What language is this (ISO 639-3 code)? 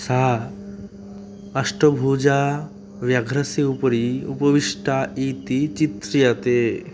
san